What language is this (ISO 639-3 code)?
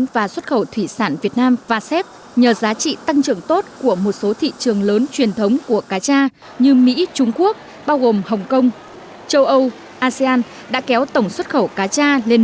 vie